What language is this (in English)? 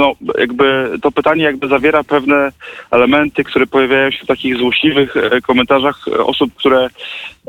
Polish